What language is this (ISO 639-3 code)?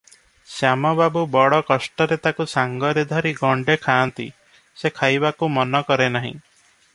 ori